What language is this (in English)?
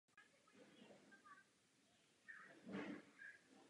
Czech